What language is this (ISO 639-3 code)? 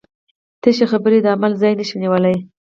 pus